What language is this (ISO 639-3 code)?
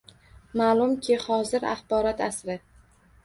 uzb